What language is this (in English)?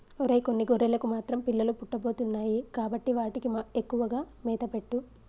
Telugu